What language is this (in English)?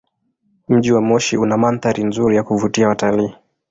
Swahili